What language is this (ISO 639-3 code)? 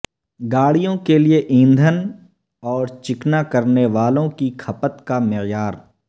urd